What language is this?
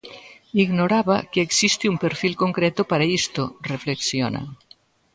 Galician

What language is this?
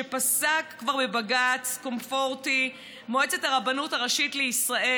Hebrew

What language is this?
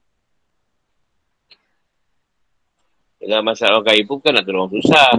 Malay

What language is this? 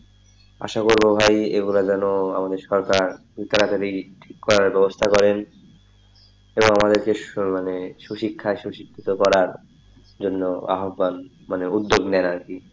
Bangla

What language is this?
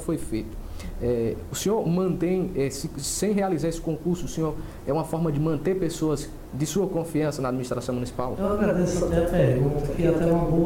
Portuguese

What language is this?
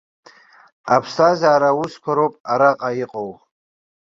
Abkhazian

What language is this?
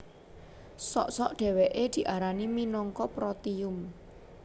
Javanese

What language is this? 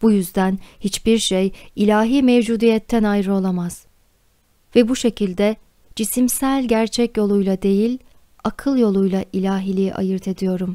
Turkish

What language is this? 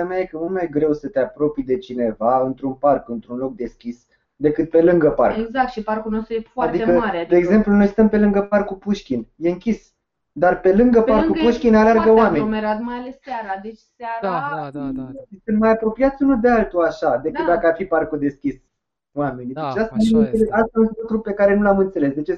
Romanian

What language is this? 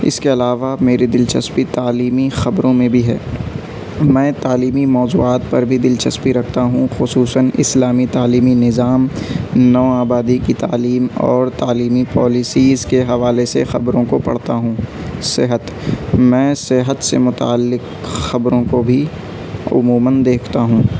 Urdu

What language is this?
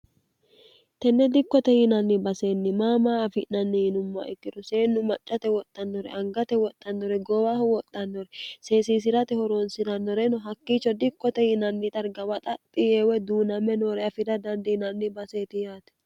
Sidamo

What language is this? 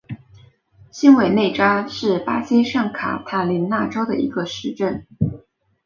Chinese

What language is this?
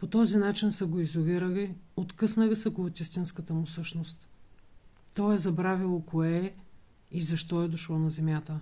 Bulgarian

